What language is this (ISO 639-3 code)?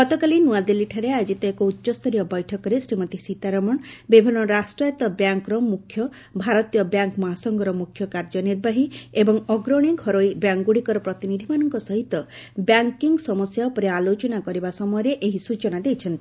ori